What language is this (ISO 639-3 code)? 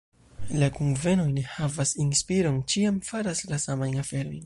epo